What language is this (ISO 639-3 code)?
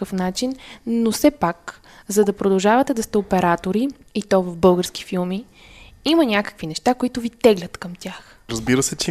bul